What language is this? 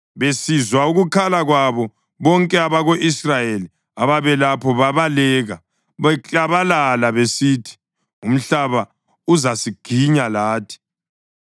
North Ndebele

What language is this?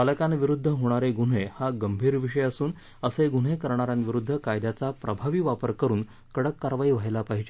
Marathi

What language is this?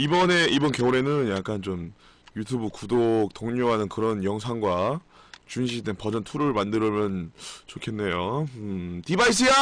Korean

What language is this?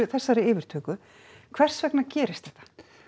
Icelandic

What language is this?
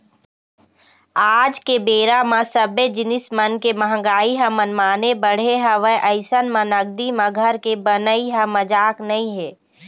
Chhattisgarhi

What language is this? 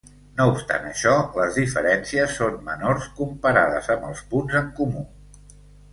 Catalan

